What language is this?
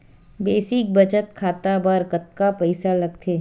Chhattisgarhi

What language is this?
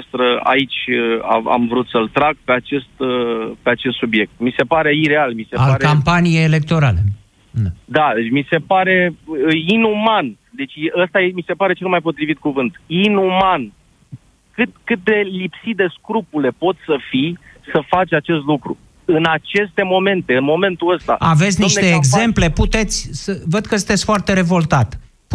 Romanian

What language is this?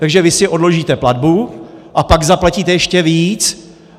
Czech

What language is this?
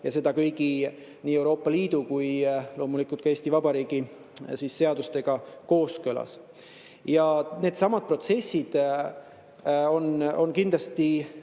Estonian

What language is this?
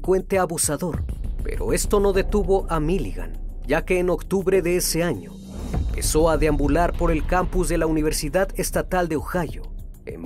Spanish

